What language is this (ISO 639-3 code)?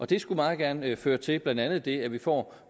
dan